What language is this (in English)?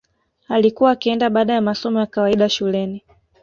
Swahili